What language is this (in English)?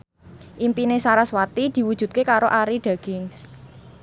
Javanese